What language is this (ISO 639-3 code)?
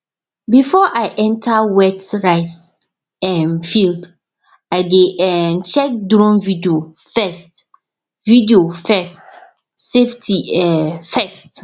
pcm